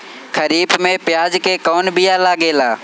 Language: Bhojpuri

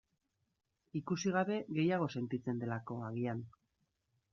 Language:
Basque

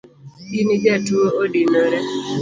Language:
Luo (Kenya and Tanzania)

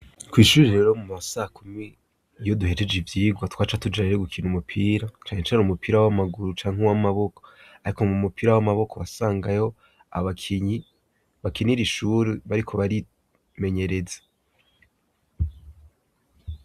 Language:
Rundi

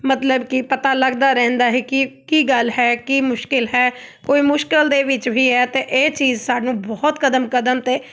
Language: Punjabi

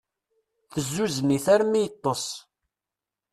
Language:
Kabyle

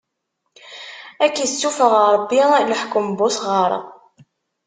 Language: Kabyle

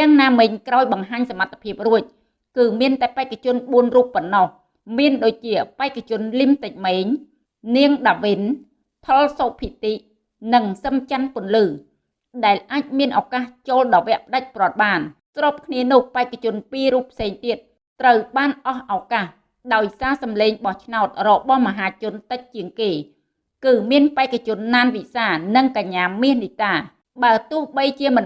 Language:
Vietnamese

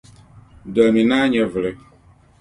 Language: Dagbani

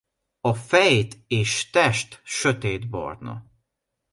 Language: Hungarian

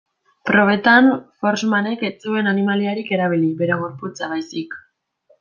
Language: Basque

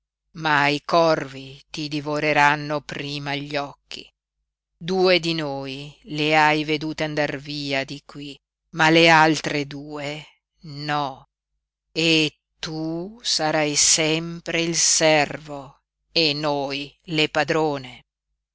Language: Italian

